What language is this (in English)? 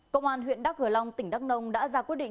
Vietnamese